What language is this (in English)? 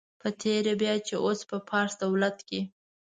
Pashto